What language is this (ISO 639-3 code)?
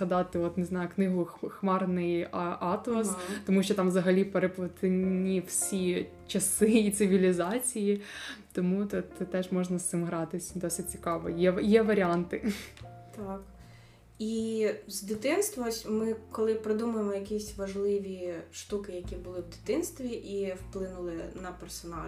ukr